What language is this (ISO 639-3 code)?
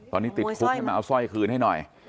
tha